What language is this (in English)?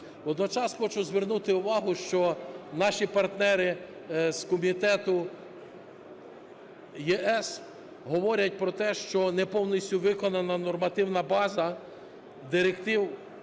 Ukrainian